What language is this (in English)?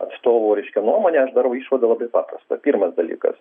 Lithuanian